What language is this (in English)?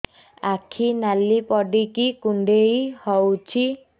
Odia